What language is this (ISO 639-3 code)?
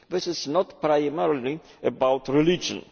eng